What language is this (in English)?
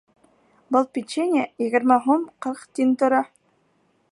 Bashkir